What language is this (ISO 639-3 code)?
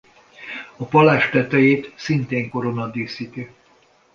hun